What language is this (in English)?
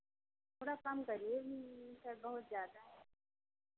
Hindi